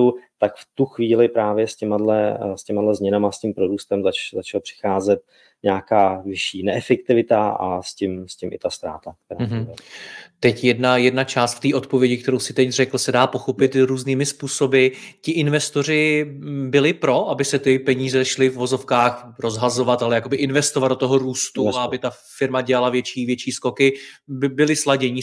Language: Czech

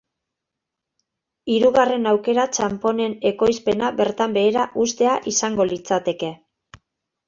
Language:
Basque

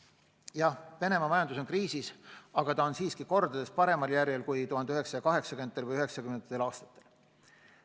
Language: Estonian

